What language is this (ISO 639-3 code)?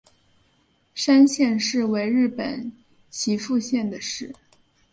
zho